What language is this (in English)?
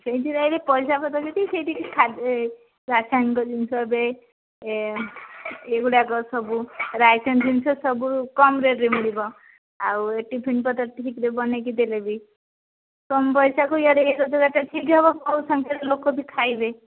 Odia